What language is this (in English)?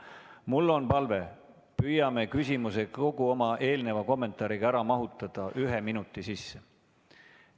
Estonian